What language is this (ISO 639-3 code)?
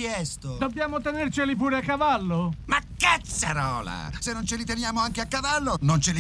ita